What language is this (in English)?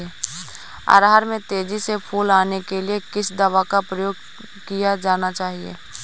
Hindi